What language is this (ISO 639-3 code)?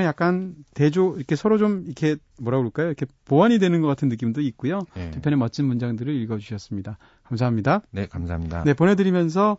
kor